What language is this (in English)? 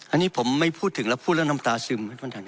Thai